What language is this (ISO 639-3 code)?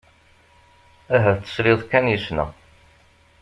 kab